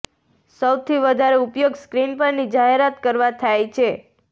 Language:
Gujarati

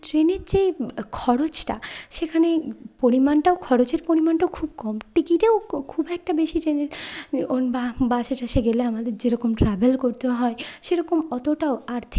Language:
Bangla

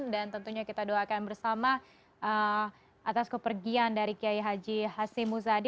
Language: Indonesian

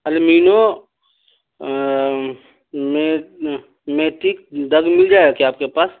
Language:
Urdu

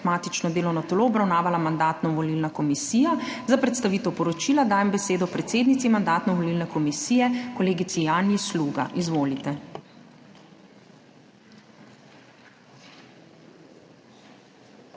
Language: Slovenian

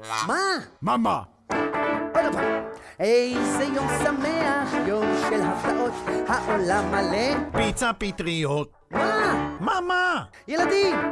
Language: Hebrew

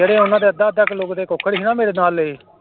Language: Punjabi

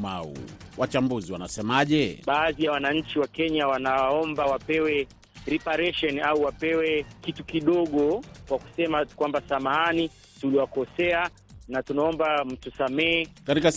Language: Swahili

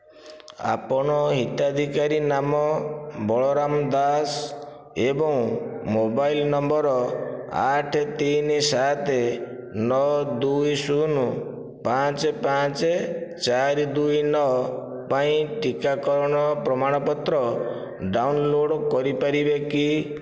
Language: Odia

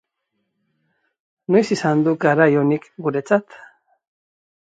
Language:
Basque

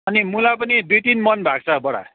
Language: Nepali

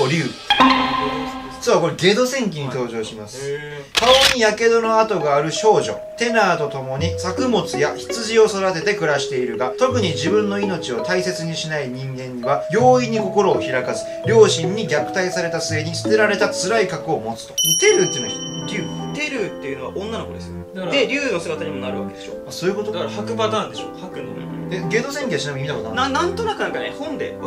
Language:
Japanese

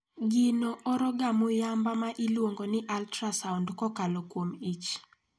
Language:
Luo (Kenya and Tanzania)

